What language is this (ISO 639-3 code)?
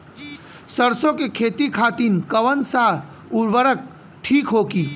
bho